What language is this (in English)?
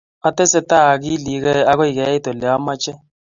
Kalenjin